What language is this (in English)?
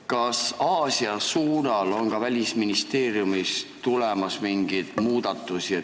Estonian